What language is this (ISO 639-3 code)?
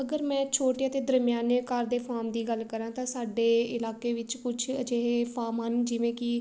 pan